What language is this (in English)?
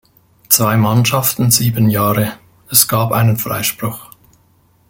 German